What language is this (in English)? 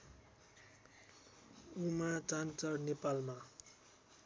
Nepali